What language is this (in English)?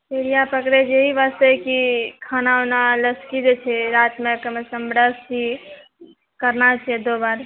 Maithili